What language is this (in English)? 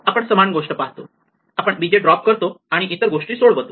Marathi